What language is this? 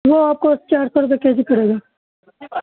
Urdu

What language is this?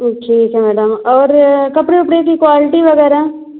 Hindi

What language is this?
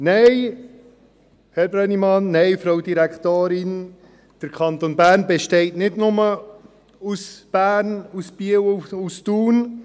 Swiss German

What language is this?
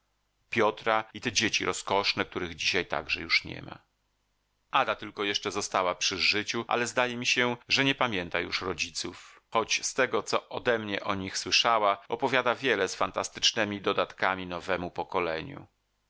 Polish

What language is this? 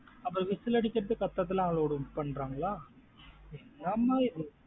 Tamil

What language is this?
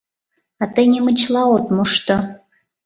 Mari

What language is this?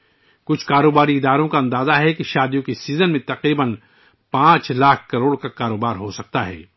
Urdu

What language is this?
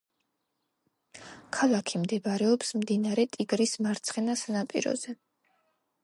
Georgian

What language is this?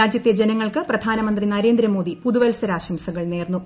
Malayalam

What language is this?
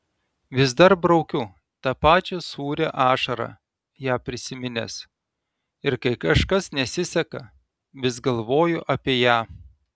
Lithuanian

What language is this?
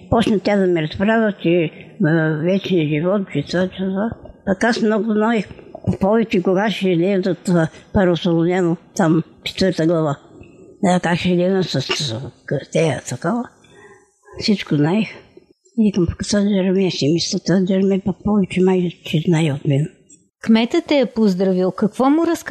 Bulgarian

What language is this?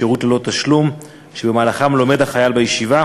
Hebrew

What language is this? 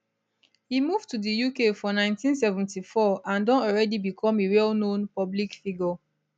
Nigerian Pidgin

